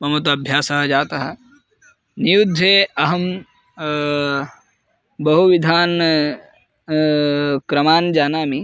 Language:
Sanskrit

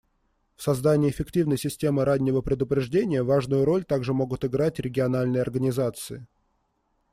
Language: Russian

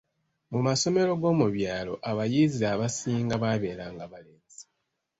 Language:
Ganda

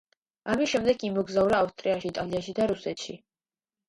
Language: Georgian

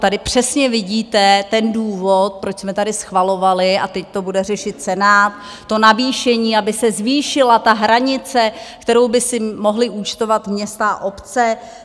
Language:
Czech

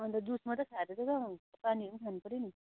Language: Nepali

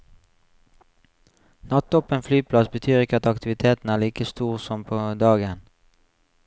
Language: Norwegian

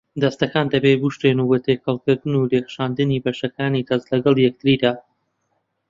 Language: Central Kurdish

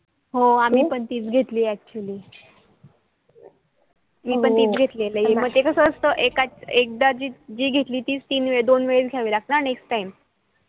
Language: Marathi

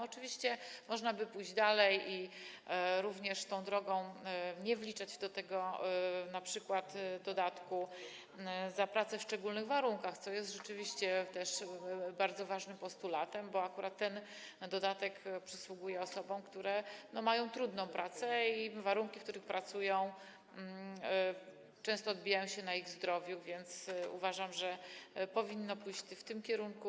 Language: Polish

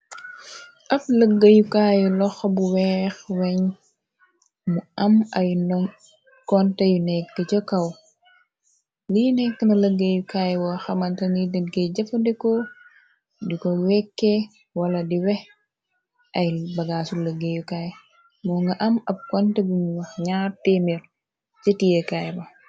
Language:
Wolof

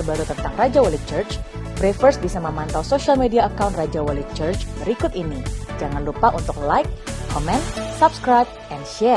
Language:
Indonesian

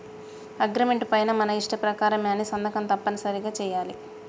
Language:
Telugu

